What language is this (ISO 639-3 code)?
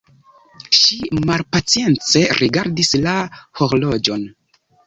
epo